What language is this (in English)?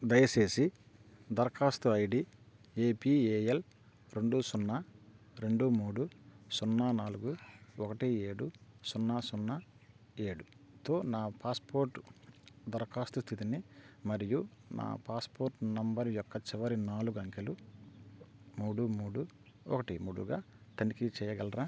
Telugu